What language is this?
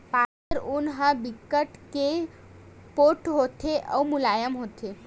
Chhattisgarhi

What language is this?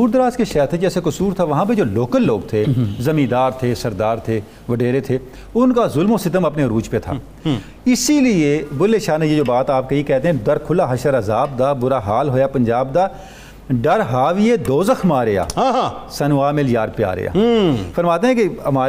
Urdu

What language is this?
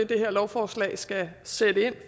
Danish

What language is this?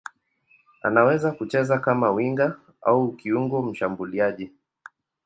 Swahili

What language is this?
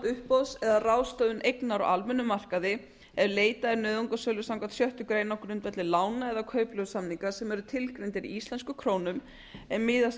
Icelandic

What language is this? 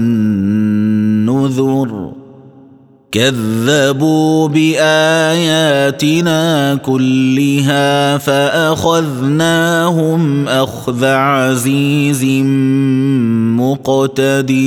Arabic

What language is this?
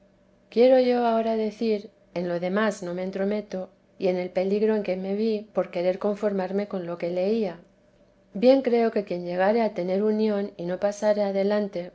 Spanish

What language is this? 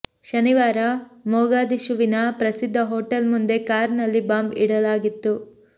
Kannada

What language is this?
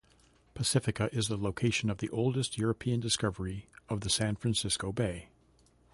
English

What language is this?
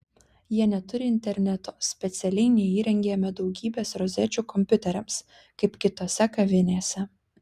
Lithuanian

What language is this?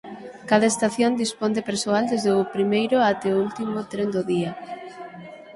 Galician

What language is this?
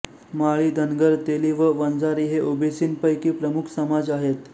Marathi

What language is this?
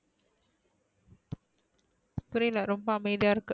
Tamil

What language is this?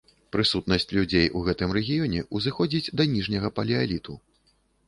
Belarusian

